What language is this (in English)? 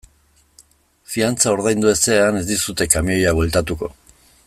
Basque